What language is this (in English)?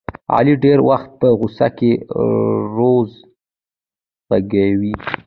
Pashto